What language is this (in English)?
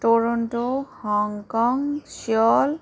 Nepali